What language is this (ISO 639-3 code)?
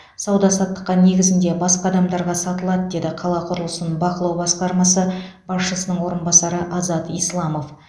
kaz